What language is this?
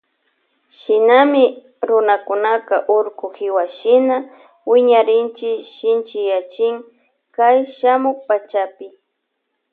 Loja Highland Quichua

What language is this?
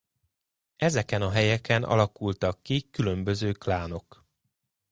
Hungarian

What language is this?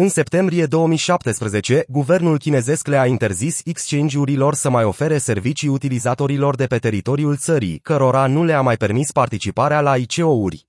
Romanian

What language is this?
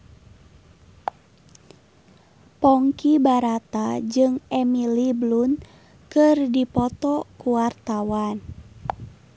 Sundanese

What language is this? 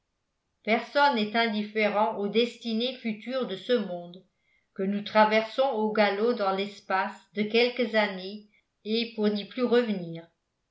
French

